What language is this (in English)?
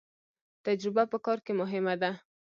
Pashto